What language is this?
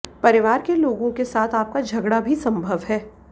Hindi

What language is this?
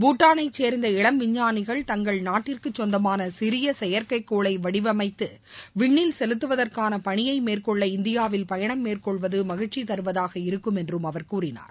Tamil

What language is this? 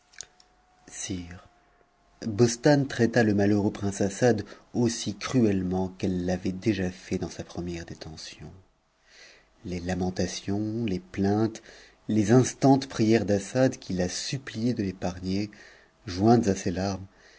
French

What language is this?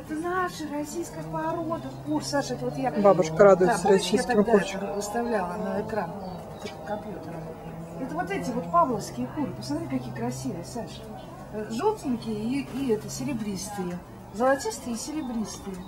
Russian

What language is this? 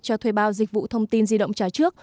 Vietnamese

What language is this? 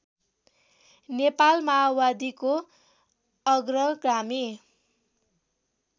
Nepali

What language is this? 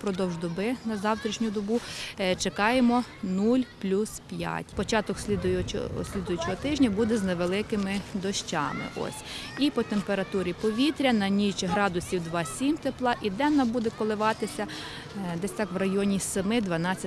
Ukrainian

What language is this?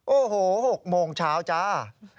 Thai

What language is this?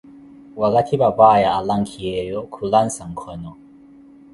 Koti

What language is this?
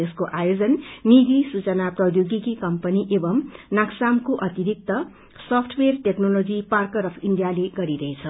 Nepali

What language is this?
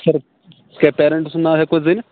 Kashmiri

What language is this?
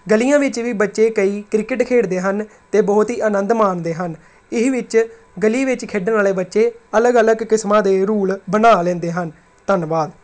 Punjabi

